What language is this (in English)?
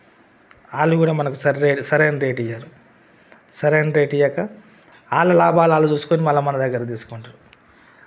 Telugu